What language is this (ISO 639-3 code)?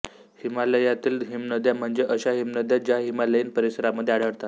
mar